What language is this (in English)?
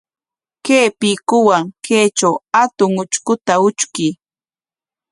Corongo Ancash Quechua